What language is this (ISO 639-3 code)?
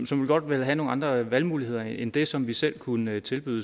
dan